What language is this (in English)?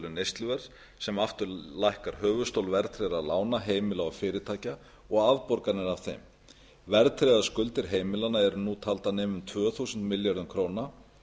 Icelandic